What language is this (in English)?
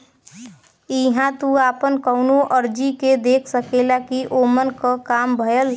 Bhojpuri